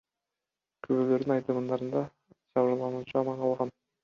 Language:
Kyrgyz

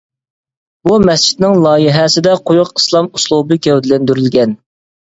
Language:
Uyghur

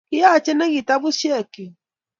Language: Kalenjin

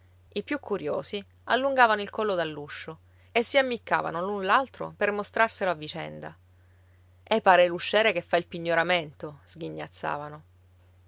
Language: Italian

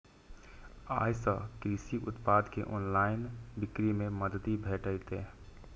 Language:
Maithili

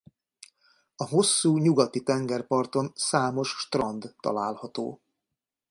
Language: Hungarian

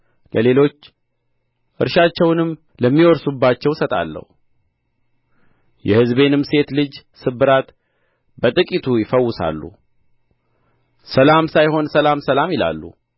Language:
Amharic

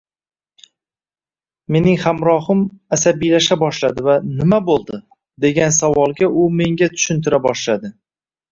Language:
Uzbek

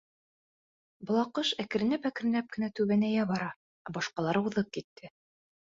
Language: Bashkir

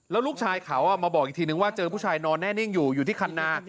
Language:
Thai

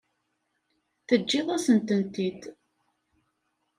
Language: Kabyle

